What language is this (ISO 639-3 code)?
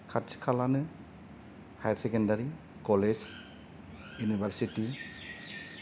brx